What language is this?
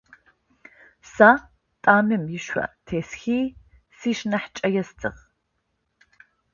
Adyghe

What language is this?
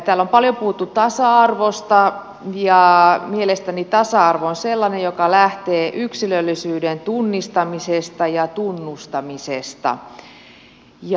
Finnish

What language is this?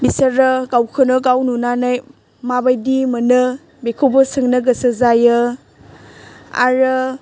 Bodo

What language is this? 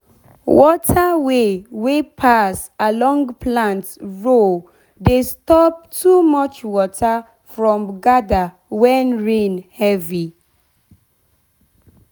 Nigerian Pidgin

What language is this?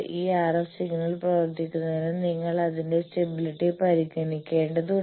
Malayalam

